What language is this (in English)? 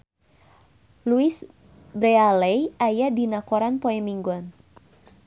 Sundanese